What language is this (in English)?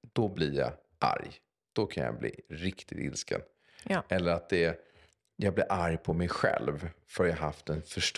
Swedish